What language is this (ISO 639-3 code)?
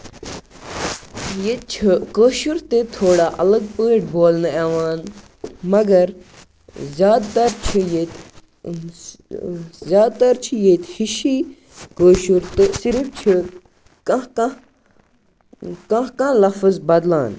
kas